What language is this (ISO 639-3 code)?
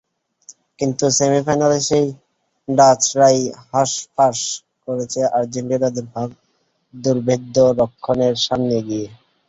ben